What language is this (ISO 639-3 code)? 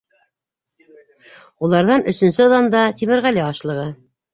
bak